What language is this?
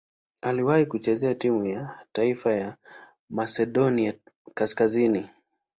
Swahili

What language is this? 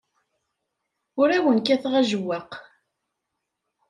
Kabyle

